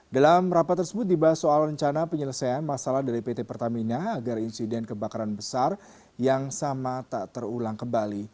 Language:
Indonesian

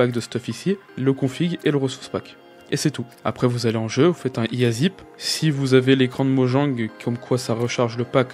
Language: French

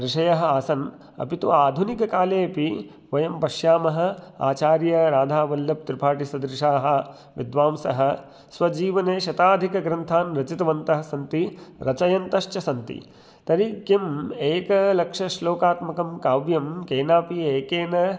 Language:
Sanskrit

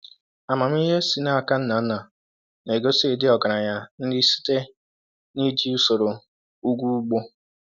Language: Igbo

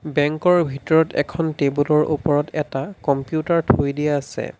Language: Assamese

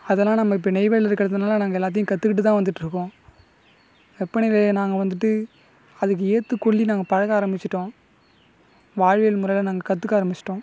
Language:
Tamil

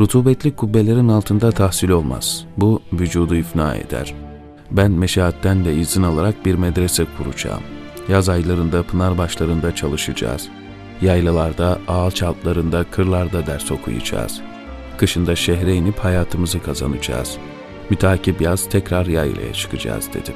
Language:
Turkish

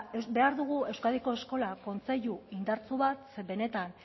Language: Basque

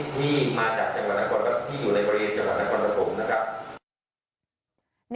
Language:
Thai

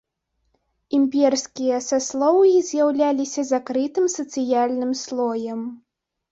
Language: Belarusian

